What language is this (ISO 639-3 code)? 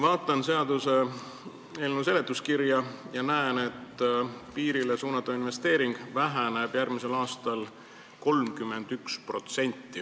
est